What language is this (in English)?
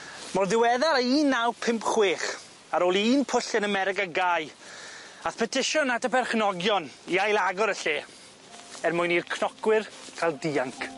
Welsh